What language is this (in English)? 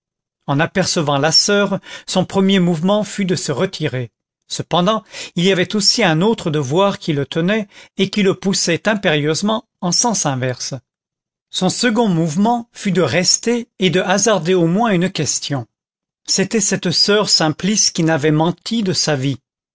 French